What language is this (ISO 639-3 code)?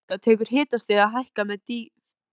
isl